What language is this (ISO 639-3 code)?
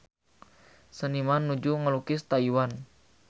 sun